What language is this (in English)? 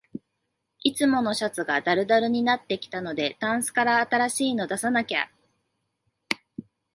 Japanese